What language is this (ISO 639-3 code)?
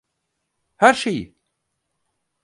tur